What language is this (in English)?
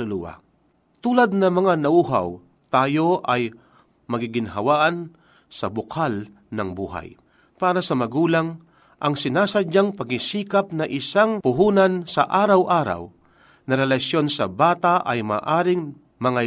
Filipino